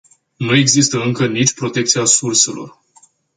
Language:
Romanian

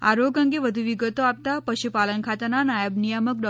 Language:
Gujarati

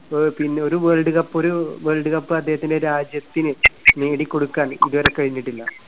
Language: Malayalam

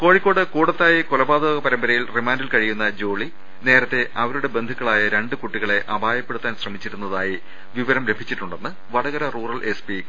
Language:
Malayalam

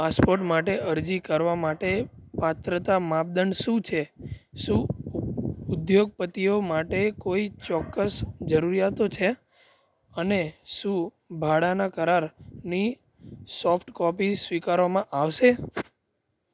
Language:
Gujarati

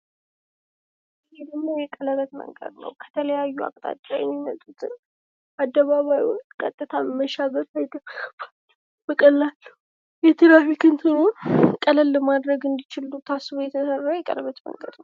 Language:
Amharic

